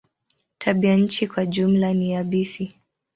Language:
Swahili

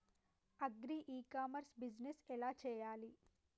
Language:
Telugu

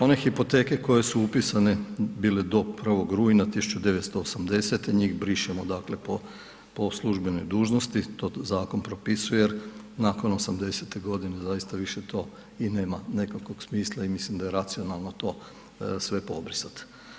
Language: Croatian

